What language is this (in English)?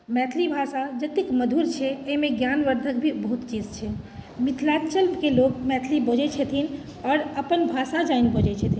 Maithili